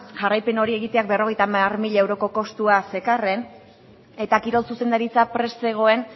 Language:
Basque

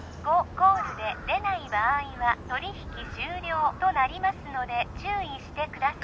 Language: Japanese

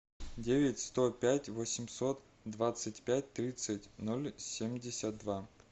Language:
Russian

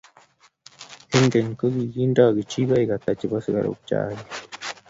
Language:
Kalenjin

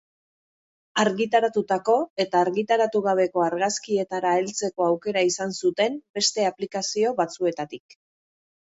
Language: Basque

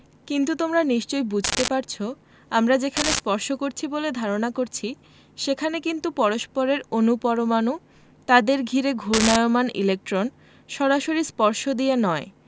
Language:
Bangla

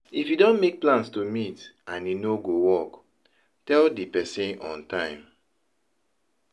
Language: Nigerian Pidgin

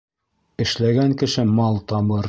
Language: Bashkir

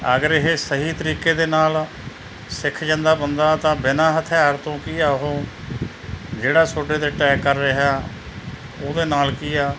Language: Punjabi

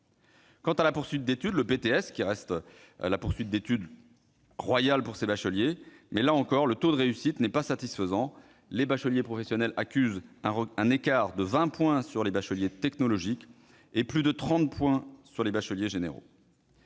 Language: French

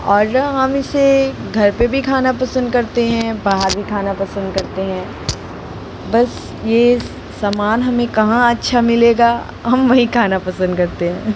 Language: Hindi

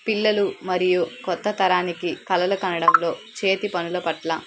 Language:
Telugu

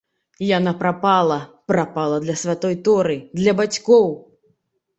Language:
Belarusian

